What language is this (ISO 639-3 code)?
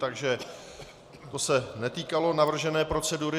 ces